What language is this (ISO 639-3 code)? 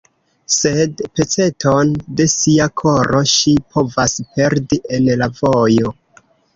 epo